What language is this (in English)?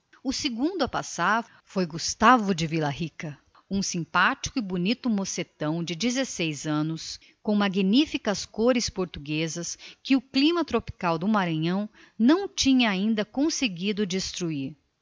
Portuguese